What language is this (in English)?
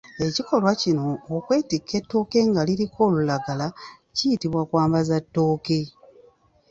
Ganda